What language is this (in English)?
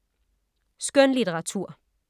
Danish